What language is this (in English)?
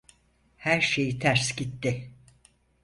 Turkish